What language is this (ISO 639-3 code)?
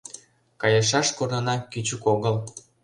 chm